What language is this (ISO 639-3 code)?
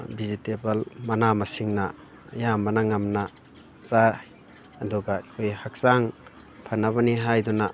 mni